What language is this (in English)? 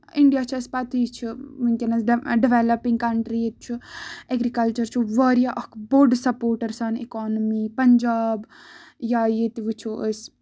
Kashmiri